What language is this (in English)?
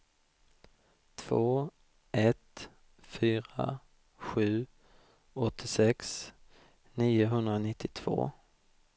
Swedish